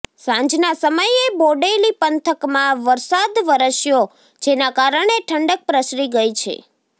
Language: Gujarati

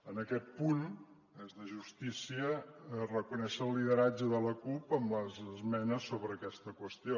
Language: Catalan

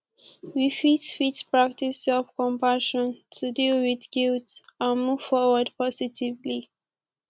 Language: Nigerian Pidgin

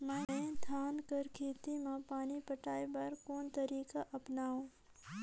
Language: Chhattisgarhi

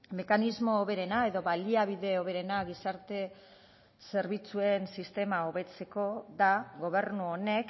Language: Basque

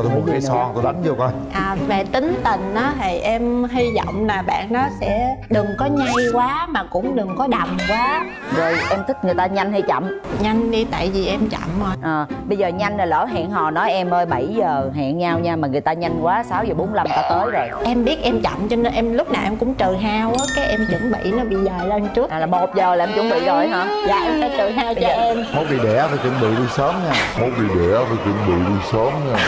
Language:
Vietnamese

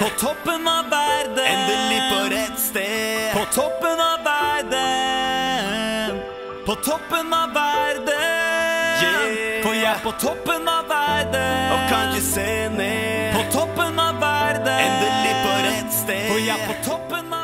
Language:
Norwegian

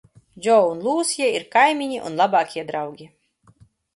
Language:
Latvian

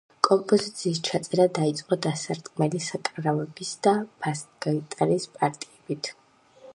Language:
Georgian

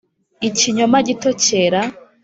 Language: Kinyarwanda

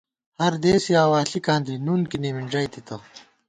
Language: Gawar-Bati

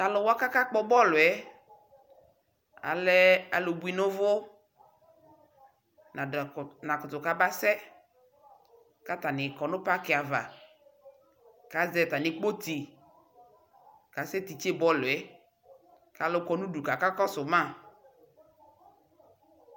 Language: Ikposo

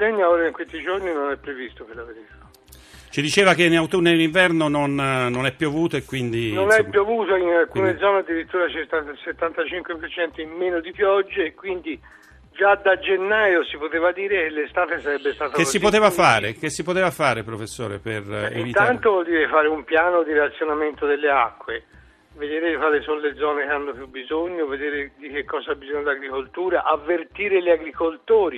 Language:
Italian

